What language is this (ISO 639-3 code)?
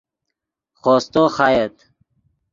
ydg